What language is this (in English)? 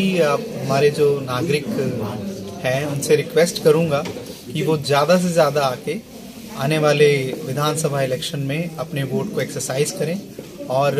Hindi